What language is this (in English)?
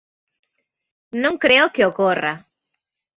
Galician